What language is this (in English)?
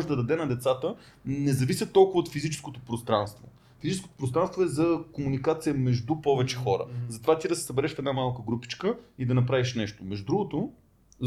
Bulgarian